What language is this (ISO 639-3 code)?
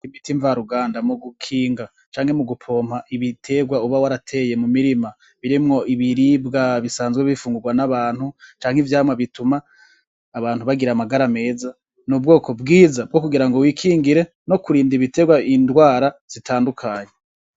run